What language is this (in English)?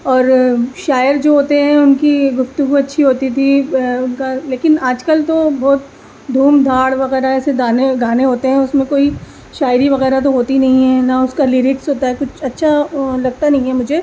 Urdu